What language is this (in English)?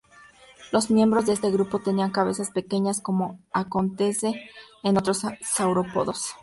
Spanish